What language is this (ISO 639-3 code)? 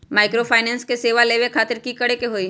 mag